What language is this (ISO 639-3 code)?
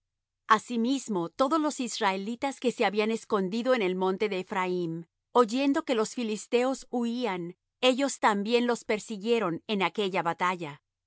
spa